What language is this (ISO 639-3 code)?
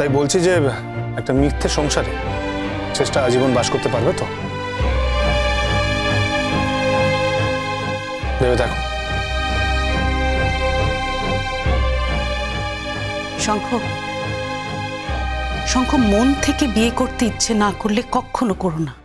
ben